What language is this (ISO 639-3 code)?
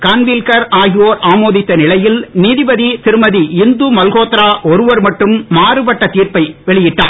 tam